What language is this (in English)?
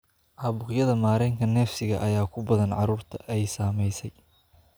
Somali